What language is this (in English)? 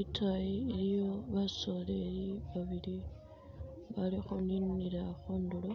Masaaba